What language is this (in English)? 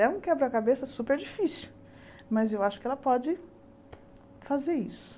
Portuguese